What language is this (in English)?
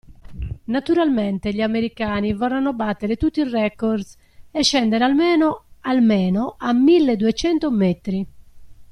Italian